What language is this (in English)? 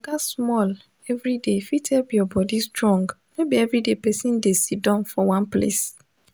Nigerian Pidgin